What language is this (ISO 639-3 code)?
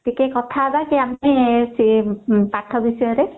ori